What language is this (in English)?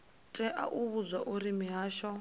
Venda